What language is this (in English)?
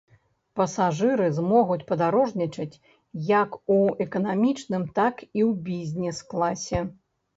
Belarusian